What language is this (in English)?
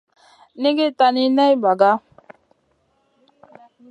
Masana